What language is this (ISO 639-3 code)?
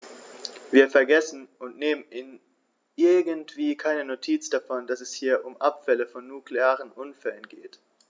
deu